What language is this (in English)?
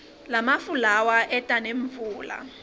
Swati